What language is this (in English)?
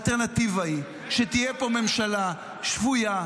Hebrew